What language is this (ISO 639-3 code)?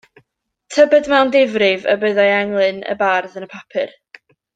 cym